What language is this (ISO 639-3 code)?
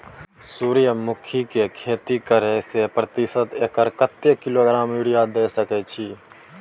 mai